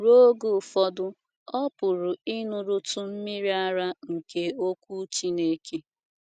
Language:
Igbo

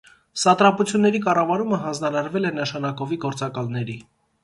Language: Armenian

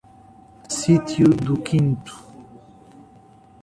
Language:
Portuguese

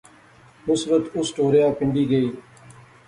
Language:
Pahari-Potwari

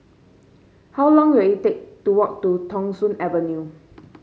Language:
English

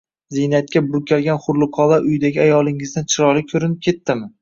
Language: Uzbek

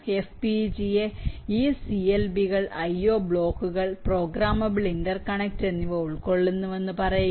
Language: Malayalam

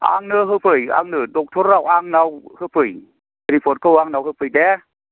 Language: Bodo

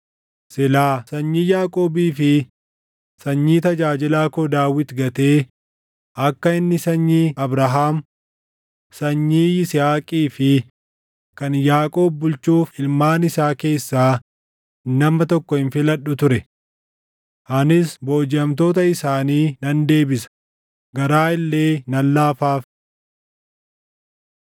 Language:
Oromo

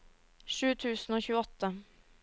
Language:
Norwegian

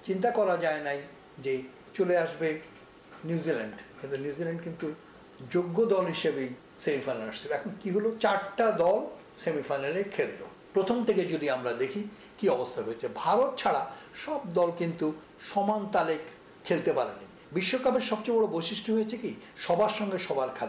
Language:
Bangla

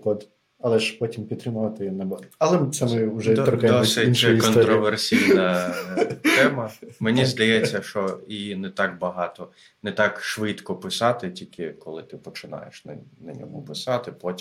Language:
Ukrainian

